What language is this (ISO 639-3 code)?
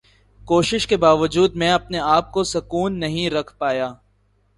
urd